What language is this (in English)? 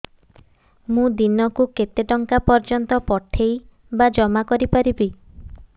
Odia